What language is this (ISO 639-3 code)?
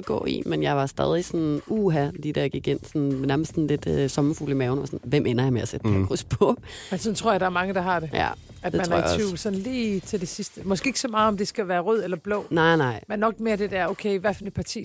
dan